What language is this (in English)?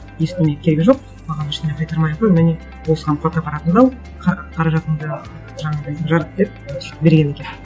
Kazakh